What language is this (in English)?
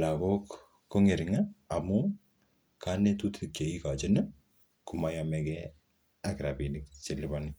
Kalenjin